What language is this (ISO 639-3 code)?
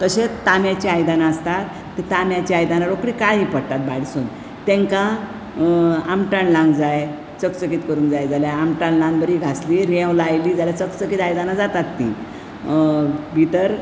kok